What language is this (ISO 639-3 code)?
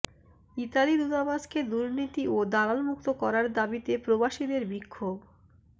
ben